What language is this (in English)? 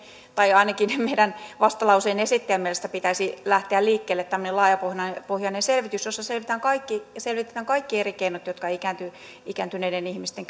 Finnish